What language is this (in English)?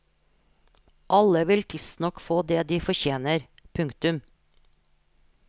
Norwegian